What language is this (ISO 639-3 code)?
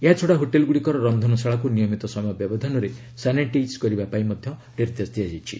ori